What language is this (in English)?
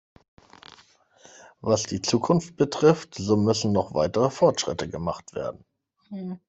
German